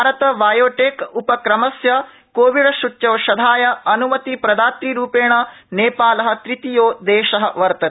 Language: Sanskrit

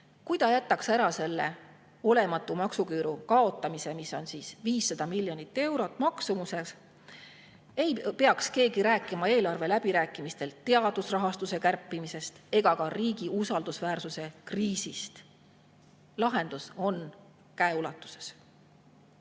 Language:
Estonian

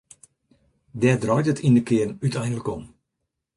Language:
Western Frisian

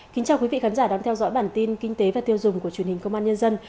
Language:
Vietnamese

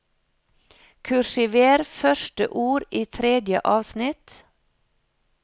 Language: Norwegian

